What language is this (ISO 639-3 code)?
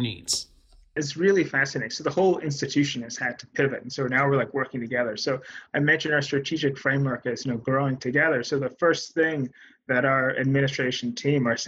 eng